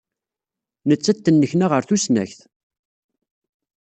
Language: Kabyle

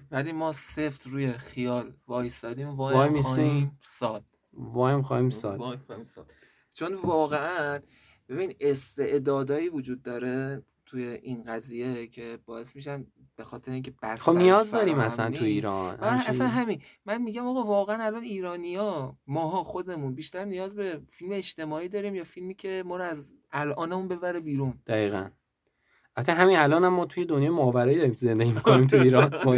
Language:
Persian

